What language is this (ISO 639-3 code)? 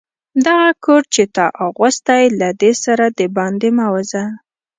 pus